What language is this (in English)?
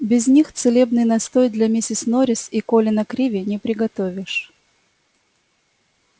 Russian